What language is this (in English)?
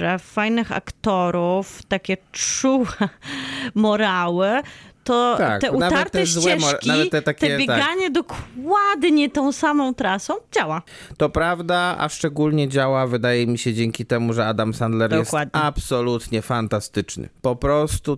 Polish